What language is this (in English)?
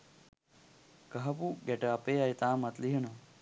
Sinhala